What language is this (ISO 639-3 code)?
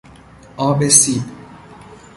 fas